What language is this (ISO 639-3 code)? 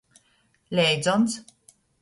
ltg